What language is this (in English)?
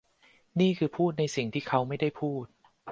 Thai